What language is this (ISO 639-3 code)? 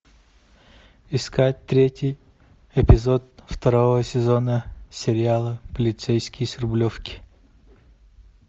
rus